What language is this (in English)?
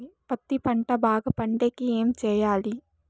Telugu